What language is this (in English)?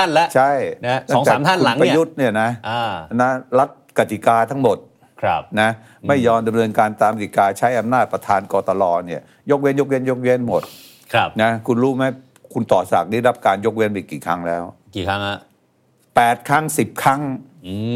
Thai